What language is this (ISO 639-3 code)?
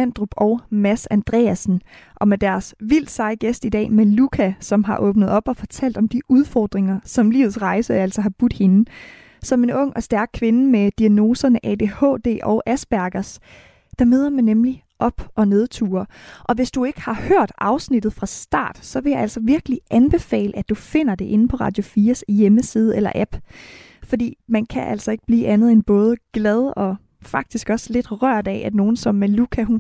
dan